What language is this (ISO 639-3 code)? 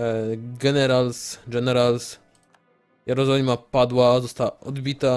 pol